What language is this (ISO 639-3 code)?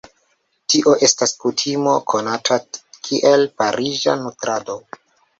epo